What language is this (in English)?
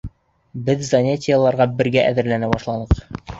Bashkir